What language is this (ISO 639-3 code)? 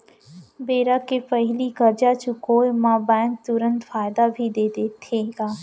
hne